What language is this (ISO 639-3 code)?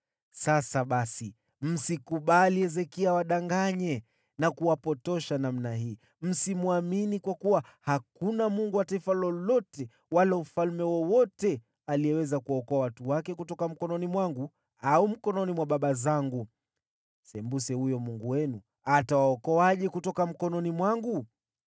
swa